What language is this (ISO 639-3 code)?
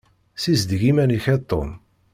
kab